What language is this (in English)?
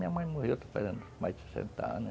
Portuguese